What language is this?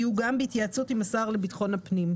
Hebrew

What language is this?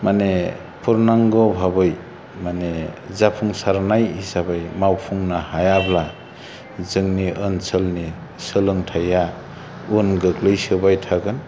Bodo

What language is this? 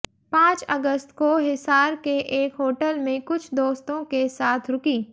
Hindi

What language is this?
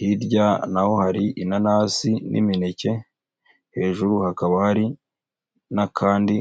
Kinyarwanda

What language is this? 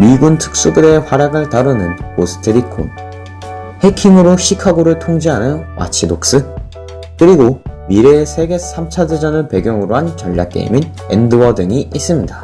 Korean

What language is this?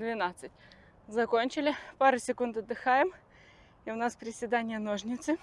Russian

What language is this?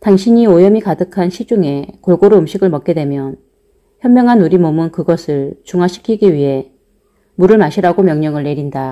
Korean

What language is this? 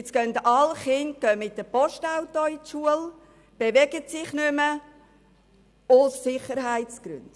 Swiss German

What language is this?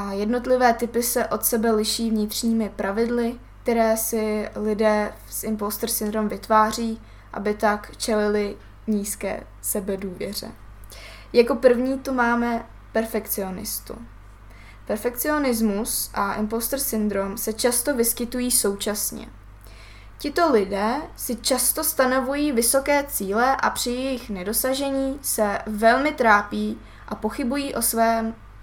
Czech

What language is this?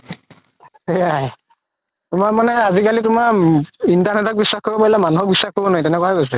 Assamese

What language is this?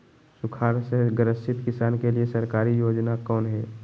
Magahi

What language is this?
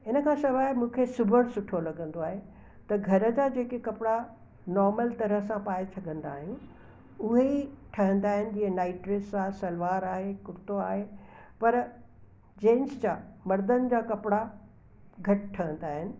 Sindhi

